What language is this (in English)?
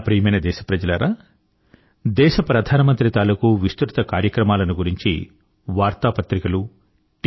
Telugu